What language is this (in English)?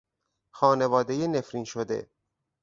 Persian